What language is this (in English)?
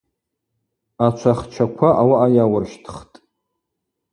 Abaza